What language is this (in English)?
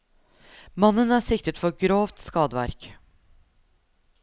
Norwegian